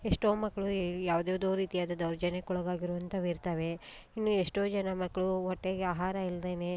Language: Kannada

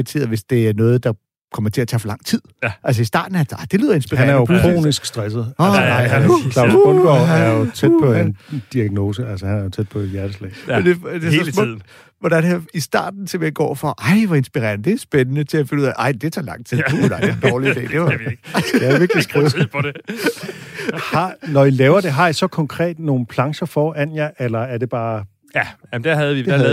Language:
Danish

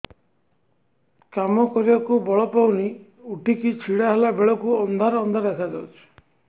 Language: Odia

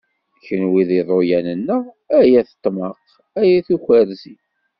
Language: Kabyle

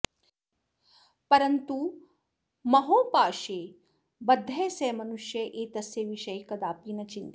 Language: Sanskrit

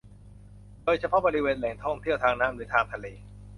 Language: Thai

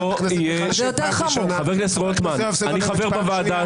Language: Hebrew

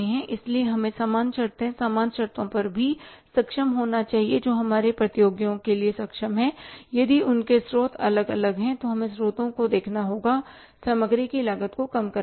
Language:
Hindi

